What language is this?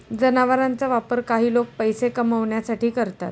Marathi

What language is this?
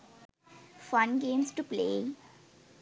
Sinhala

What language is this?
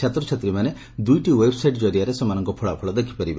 Odia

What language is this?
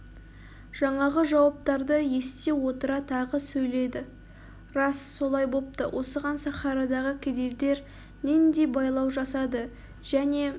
Kazakh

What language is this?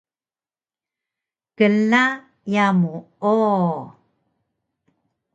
Taroko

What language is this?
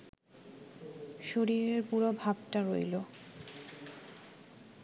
Bangla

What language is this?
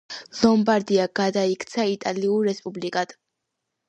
Georgian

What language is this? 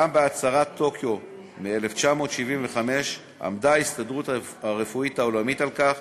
Hebrew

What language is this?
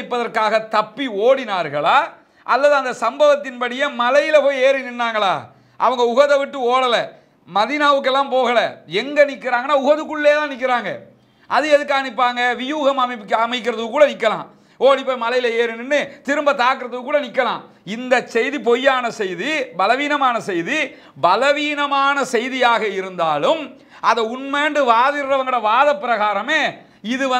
Arabic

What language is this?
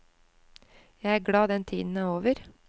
Norwegian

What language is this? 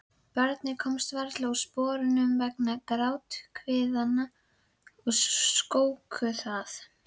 Icelandic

